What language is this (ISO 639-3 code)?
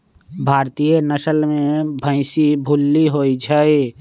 mag